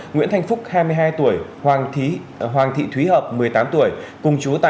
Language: Vietnamese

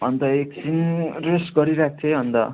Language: Nepali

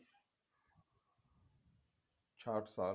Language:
Punjabi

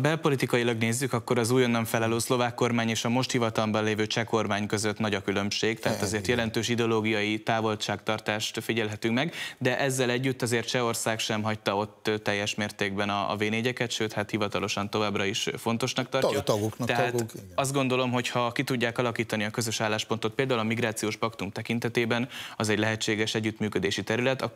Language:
Hungarian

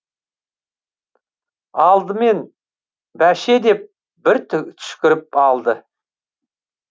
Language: Kazakh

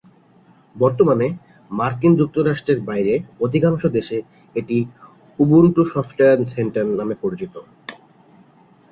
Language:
Bangla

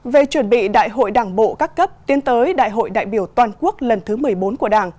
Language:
Vietnamese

